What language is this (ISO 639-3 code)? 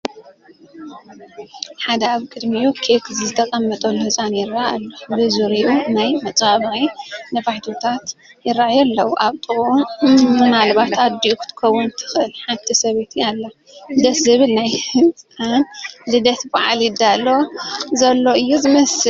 tir